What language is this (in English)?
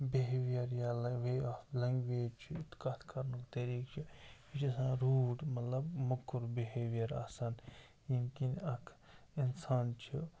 Kashmiri